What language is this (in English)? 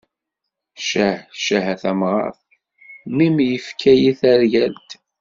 Kabyle